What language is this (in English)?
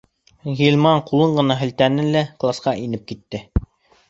Bashkir